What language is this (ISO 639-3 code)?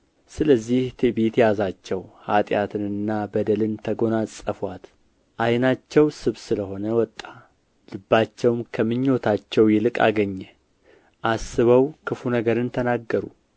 amh